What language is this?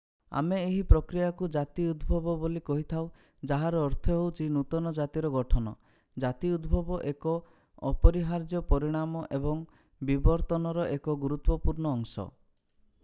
Odia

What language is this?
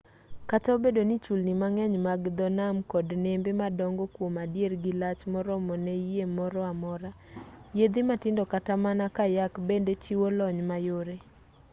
Luo (Kenya and Tanzania)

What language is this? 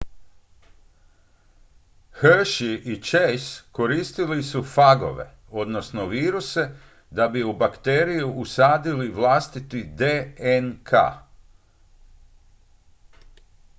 Croatian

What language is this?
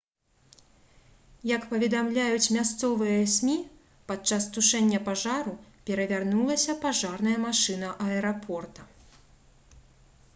Belarusian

